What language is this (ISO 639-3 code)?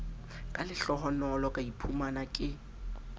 sot